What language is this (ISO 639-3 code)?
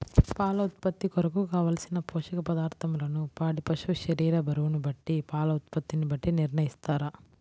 tel